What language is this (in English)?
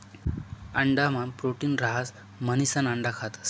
Marathi